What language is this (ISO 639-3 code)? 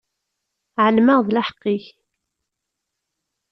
kab